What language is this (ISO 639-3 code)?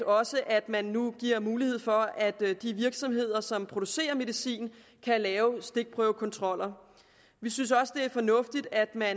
dan